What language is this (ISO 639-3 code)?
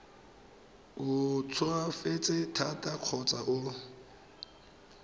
tsn